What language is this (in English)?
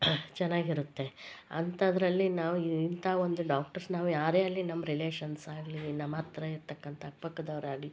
Kannada